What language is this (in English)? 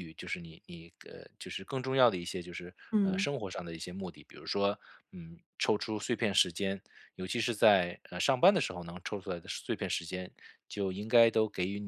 Chinese